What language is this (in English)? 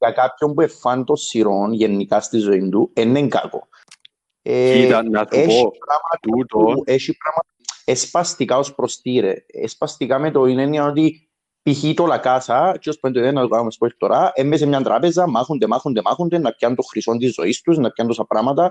Greek